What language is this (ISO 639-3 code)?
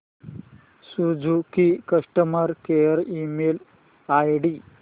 mar